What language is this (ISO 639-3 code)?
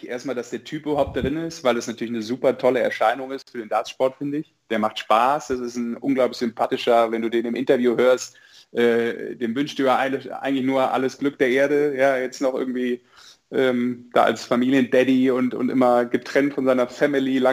deu